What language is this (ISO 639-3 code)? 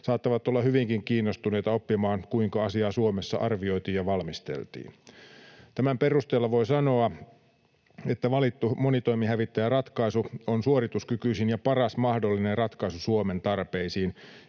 fin